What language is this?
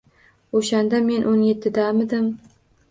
Uzbek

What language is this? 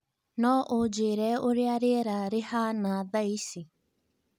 Kikuyu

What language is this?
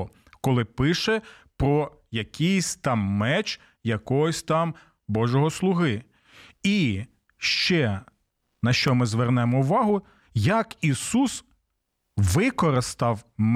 Ukrainian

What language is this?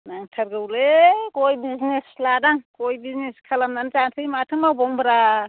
Bodo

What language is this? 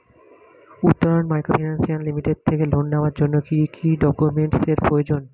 Bangla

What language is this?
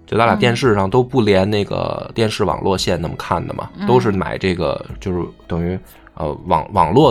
Chinese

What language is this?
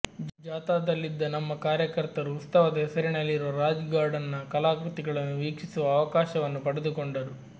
Kannada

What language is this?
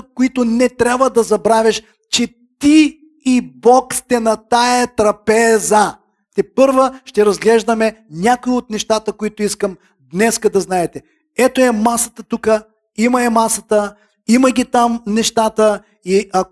Bulgarian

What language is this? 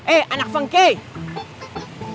Indonesian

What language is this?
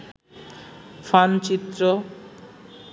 Bangla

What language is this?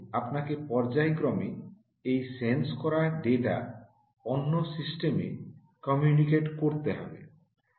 Bangla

